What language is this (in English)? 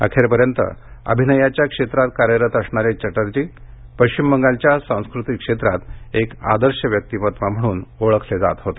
Marathi